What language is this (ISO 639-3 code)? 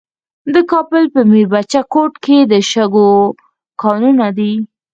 pus